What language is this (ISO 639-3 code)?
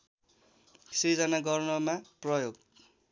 nep